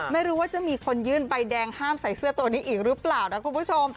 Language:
Thai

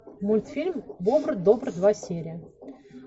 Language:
Russian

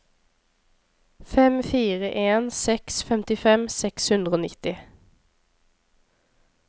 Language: Norwegian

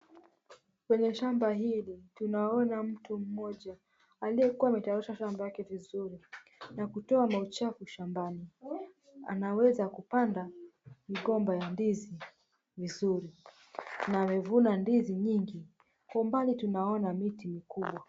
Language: Swahili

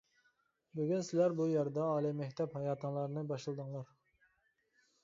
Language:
Uyghur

